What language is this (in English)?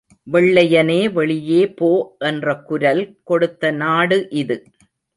Tamil